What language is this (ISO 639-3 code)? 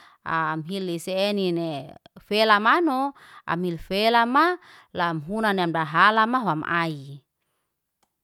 ste